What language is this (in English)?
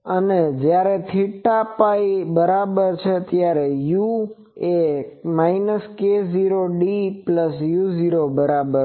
Gujarati